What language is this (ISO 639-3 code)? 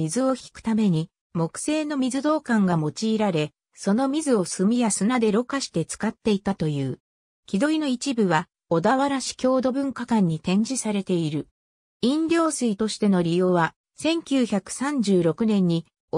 jpn